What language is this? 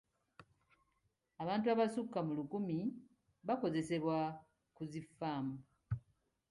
Ganda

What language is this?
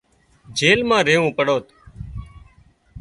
Wadiyara Koli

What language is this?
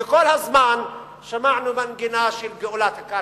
Hebrew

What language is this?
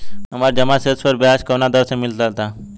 Bhojpuri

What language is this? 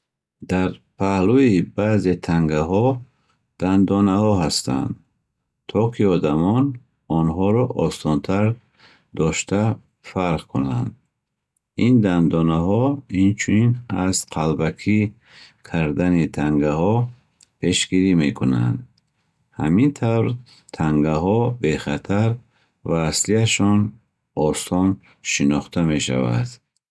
Bukharic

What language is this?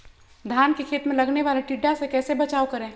Magahi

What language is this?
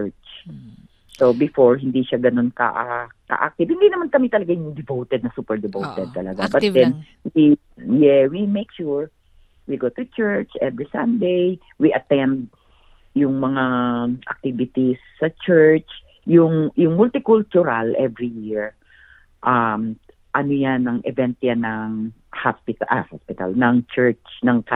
Filipino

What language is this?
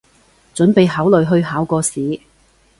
Cantonese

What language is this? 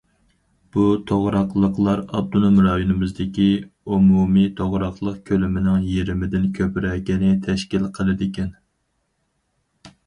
Uyghur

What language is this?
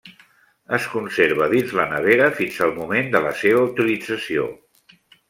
Catalan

